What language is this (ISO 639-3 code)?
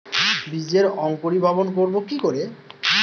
ben